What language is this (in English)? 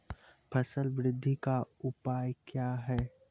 Maithili